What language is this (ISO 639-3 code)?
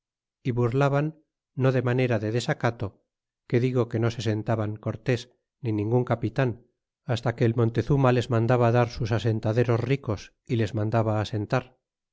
spa